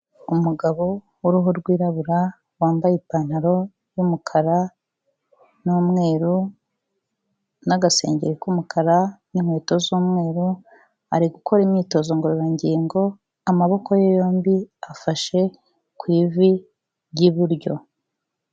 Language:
Kinyarwanda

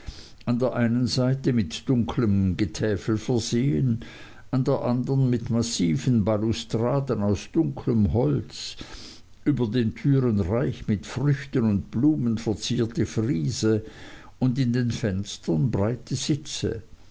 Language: German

